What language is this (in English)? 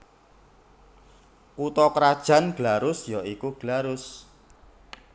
Javanese